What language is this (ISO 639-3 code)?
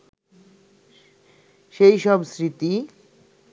ben